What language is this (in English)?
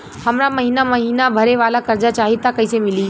Bhojpuri